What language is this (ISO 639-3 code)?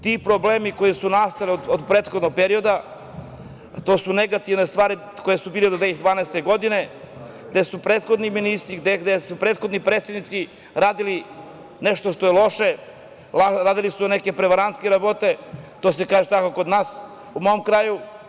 srp